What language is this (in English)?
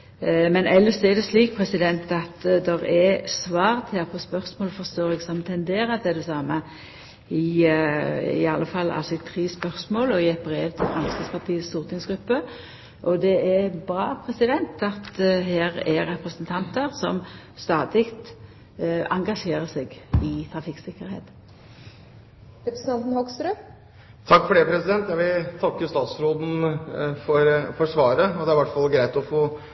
Norwegian